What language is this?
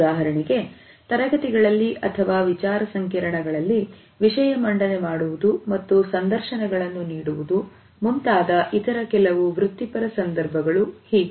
Kannada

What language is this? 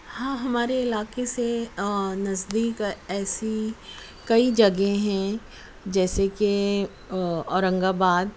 Urdu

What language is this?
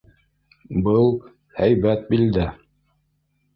Bashkir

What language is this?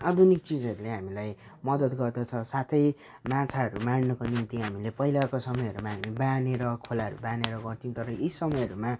Nepali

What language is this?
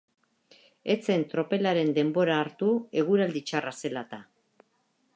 Basque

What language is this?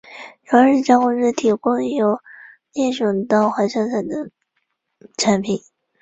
Chinese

